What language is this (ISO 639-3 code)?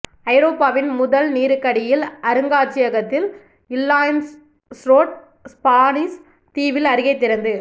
tam